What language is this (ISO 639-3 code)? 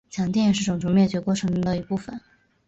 zho